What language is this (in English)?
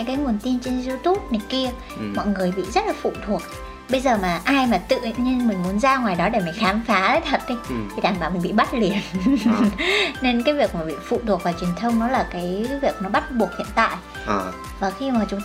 Vietnamese